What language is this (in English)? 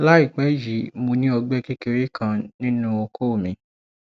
Yoruba